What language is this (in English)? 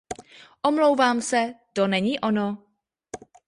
Czech